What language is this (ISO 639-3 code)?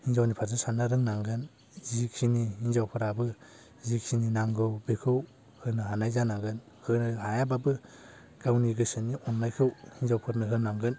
brx